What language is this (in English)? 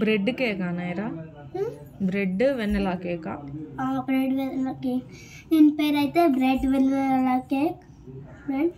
Telugu